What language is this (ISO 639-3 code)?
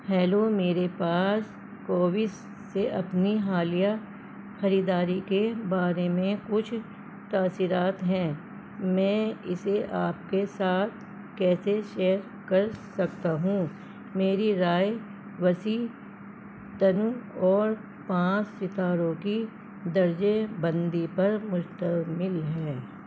urd